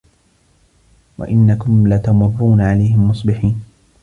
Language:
Arabic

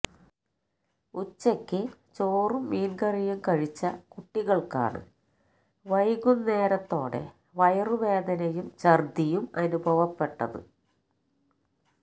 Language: Malayalam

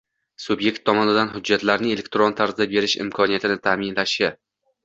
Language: Uzbek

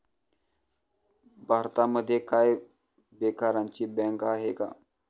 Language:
Marathi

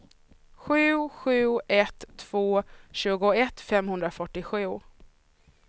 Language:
Swedish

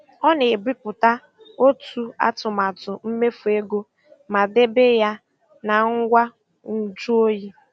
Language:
Igbo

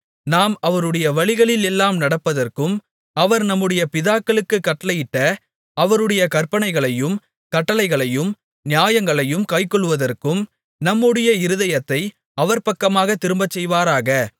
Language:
Tamil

